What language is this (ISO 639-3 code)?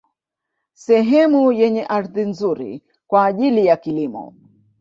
swa